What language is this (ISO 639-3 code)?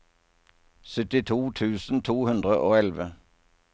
nor